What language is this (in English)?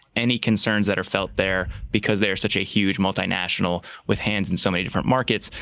English